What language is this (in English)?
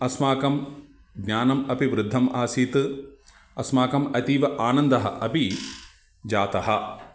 Sanskrit